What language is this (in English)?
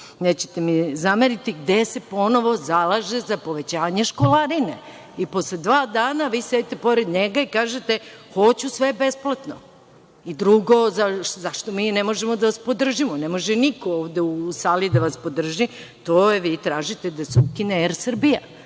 Serbian